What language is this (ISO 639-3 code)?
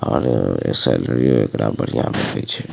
mai